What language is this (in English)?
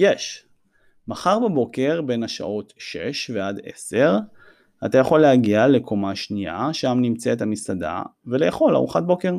Hebrew